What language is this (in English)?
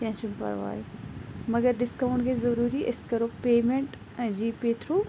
Kashmiri